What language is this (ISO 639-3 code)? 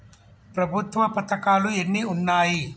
tel